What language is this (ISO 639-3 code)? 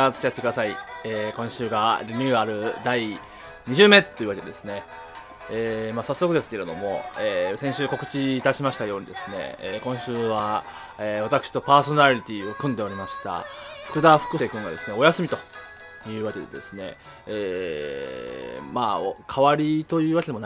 jpn